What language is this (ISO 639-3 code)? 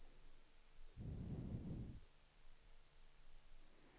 swe